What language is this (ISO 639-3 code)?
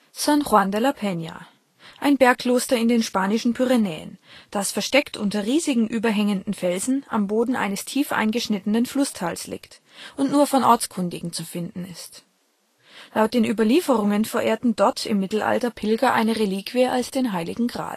deu